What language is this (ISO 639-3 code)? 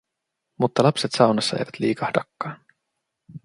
fin